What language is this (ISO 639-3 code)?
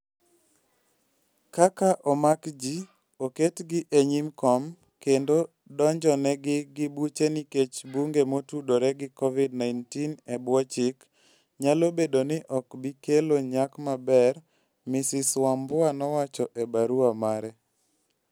luo